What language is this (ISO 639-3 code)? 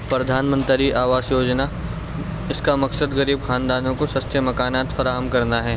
urd